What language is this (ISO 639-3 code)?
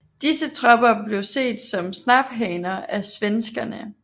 dan